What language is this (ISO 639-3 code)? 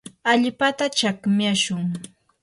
qur